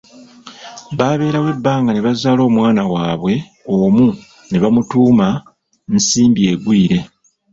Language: Ganda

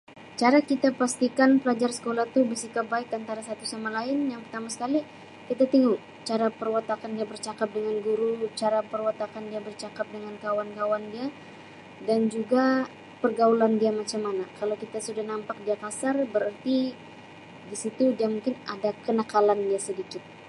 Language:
Sabah Malay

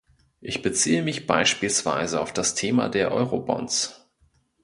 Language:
German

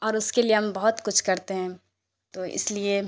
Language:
Urdu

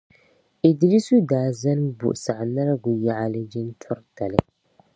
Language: Dagbani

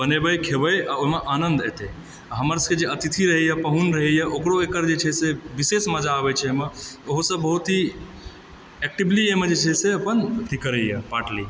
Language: Maithili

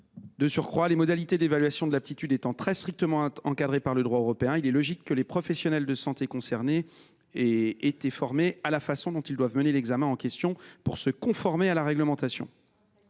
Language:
French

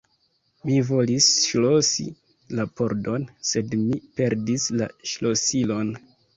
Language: Esperanto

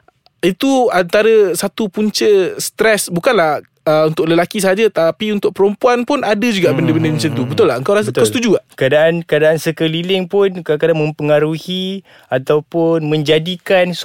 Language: Malay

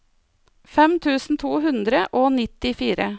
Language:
Norwegian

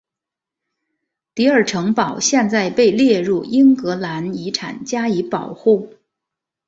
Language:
Chinese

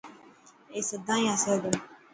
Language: Dhatki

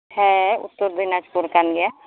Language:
Santali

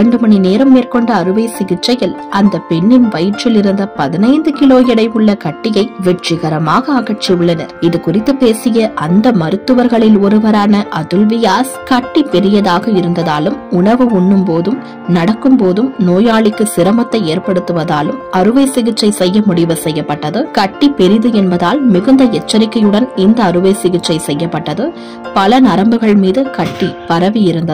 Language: Arabic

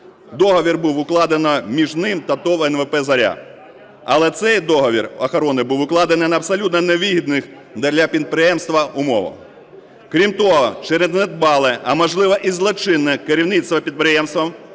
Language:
Ukrainian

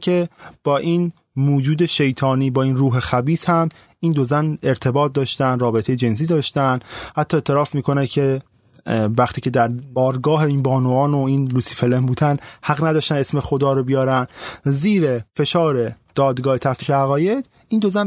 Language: Persian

